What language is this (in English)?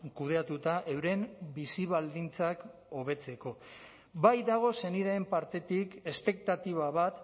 Basque